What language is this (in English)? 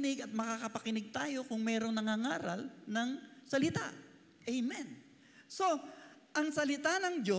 Filipino